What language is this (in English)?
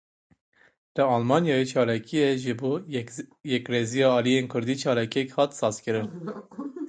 Kurdish